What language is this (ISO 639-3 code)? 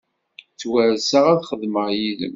kab